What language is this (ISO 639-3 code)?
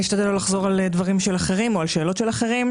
heb